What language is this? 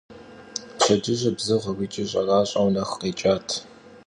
Kabardian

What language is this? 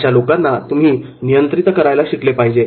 Marathi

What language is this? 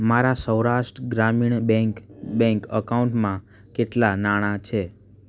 Gujarati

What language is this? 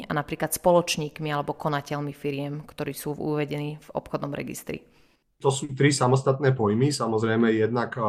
Slovak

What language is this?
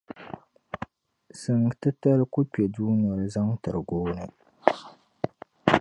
Dagbani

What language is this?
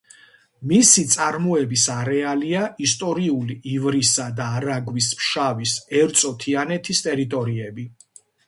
Georgian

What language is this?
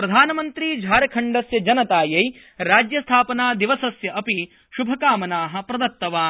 Sanskrit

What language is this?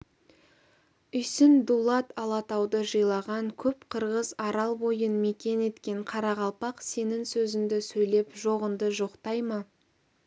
Kazakh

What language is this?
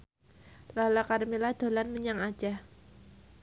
Javanese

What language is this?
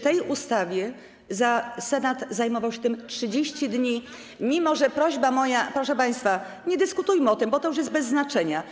Polish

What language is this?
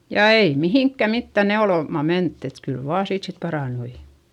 Finnish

